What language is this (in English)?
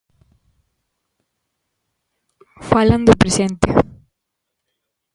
Galician